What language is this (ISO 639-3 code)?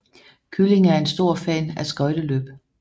dan